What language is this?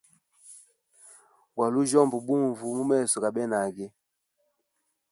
Hemba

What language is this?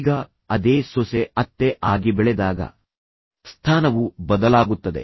Kannada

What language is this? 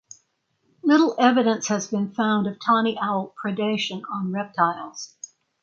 English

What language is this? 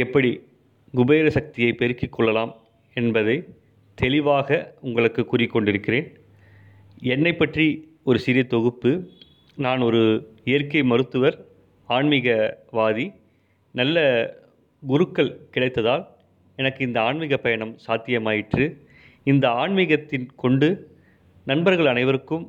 Tamil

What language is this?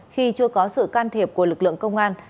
Vietnamese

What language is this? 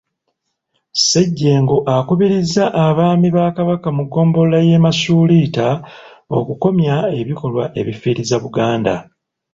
Ganda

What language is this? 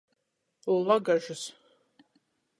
Latgalian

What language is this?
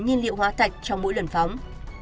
Vietnamese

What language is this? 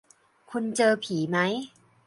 Thai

